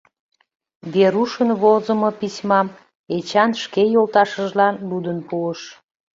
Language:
Mari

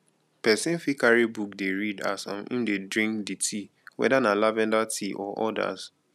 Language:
Nigerian Pidgin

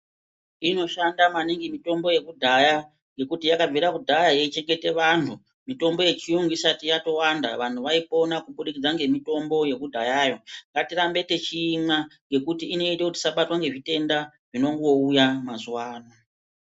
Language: Ndau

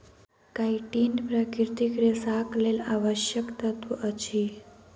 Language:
Maithili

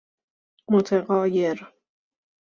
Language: Persian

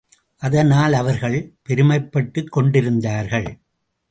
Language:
Tamil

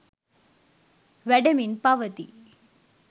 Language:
Sinhala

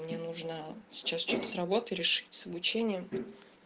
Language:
Russian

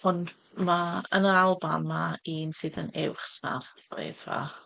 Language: Welsh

